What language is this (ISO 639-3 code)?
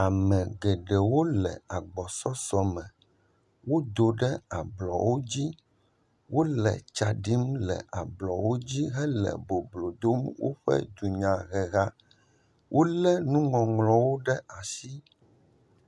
ewe